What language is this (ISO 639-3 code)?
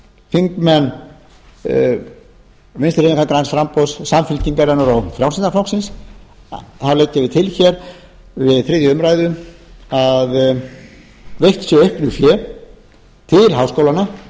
isl